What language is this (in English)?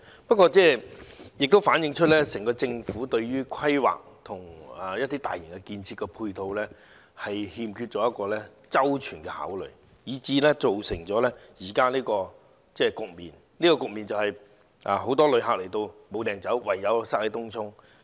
Cantonese